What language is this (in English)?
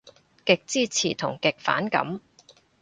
Cantonese